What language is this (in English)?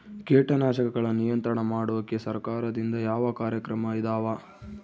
Kannada